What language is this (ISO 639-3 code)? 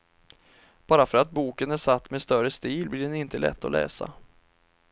swe